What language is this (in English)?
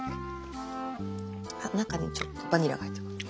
Japanese